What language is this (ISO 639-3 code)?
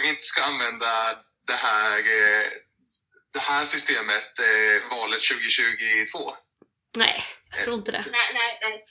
swe